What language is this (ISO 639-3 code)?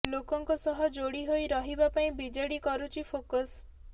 ori